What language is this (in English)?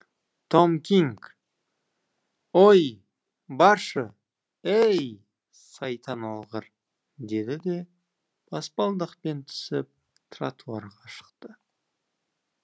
Kazakh